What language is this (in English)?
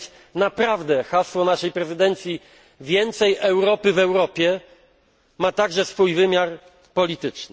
Polish